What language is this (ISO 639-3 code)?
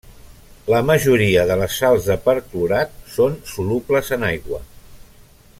cat